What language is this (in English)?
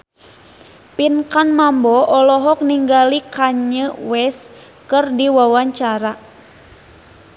Sundanese